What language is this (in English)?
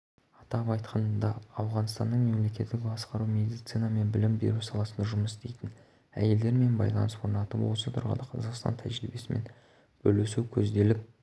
Kazakh